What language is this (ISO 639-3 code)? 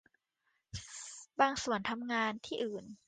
tha